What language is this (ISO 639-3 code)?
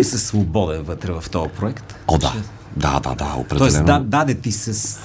bul